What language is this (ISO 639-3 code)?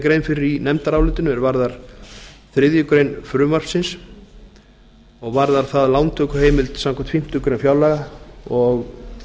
isl